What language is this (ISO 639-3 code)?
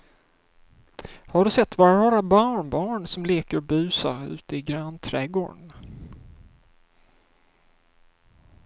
swe